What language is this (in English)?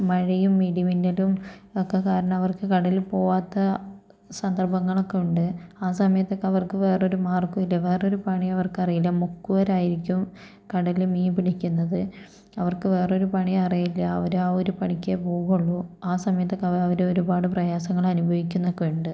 Malayalam